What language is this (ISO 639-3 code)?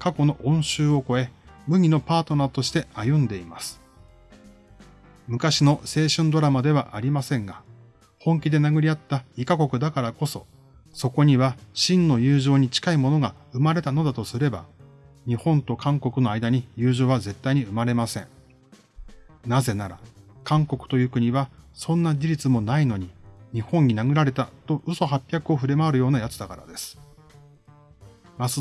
jpn